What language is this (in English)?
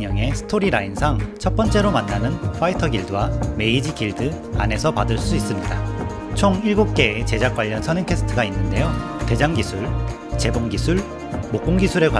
Korean